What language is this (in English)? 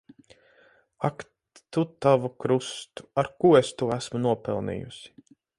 Latvian